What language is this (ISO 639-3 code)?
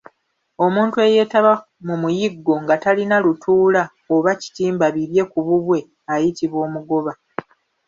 lug